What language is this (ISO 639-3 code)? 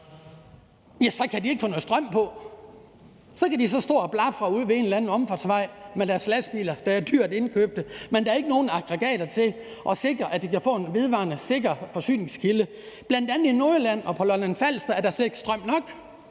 dan